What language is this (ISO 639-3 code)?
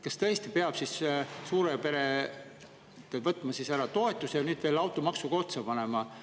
est